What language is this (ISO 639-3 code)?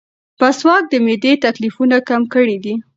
pus